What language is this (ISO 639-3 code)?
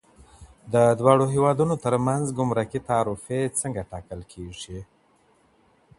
pus